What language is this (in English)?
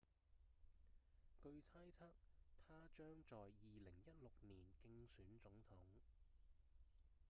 Cantonese